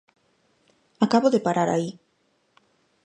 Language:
Galician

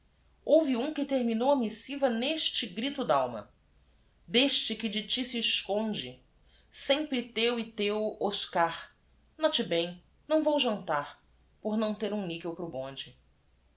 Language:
Portuguese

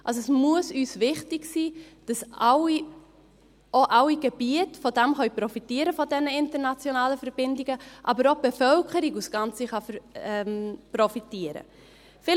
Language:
Swiss German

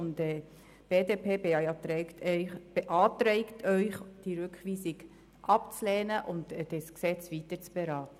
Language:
Swiss German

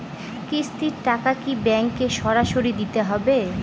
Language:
Bangla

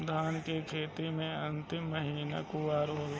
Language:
Bhojpuri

